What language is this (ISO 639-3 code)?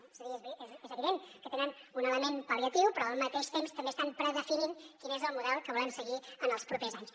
cat